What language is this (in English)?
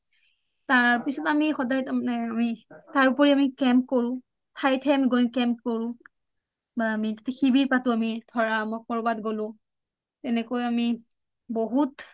Assamese